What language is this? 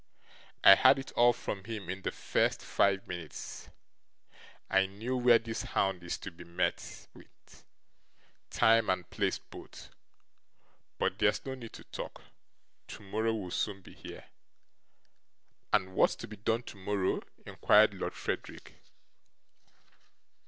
English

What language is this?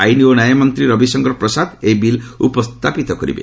Odia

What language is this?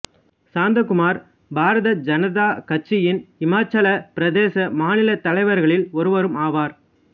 Tamil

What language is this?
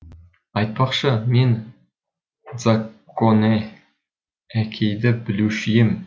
Kazakh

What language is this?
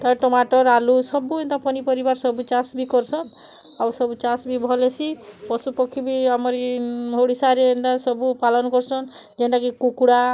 Odia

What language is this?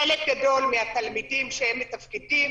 Hebrew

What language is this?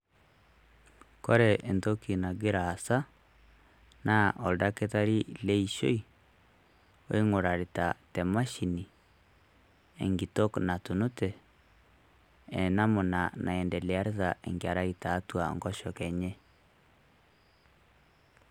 Masai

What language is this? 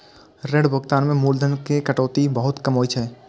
Maithili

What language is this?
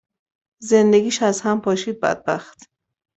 Persian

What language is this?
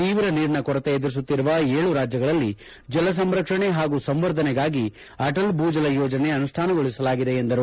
Kannada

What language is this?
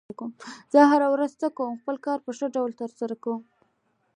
Pashto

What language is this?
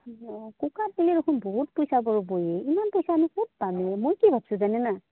Assamese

